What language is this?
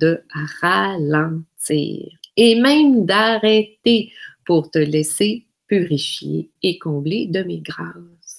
French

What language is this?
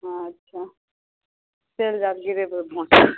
Maithili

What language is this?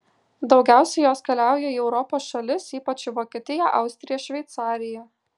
Lithuanian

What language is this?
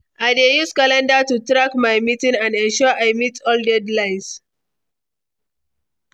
Nigerian Pidgin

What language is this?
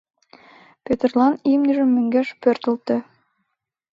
Mari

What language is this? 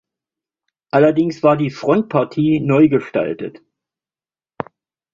German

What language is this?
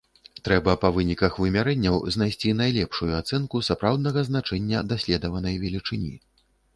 Belarusian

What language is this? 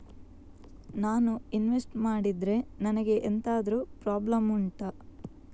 Kannada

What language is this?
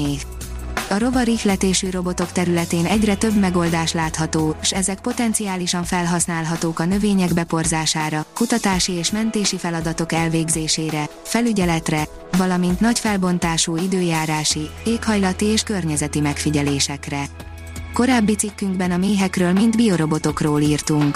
Hungarian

